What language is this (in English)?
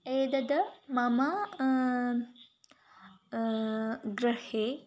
Sanskrit